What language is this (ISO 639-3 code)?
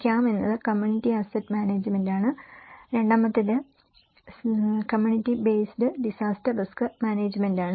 mal